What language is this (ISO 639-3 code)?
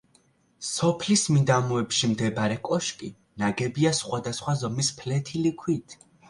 kat